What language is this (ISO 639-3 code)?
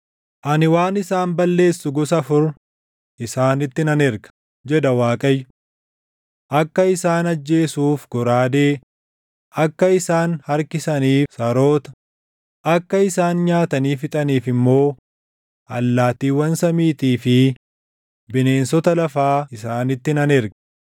orm